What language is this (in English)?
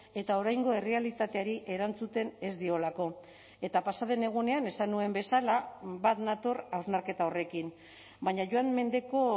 Basque